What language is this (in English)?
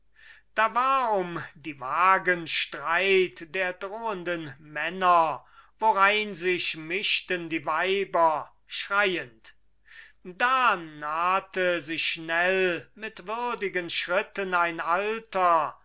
German